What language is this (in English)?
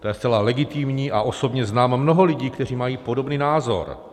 Czech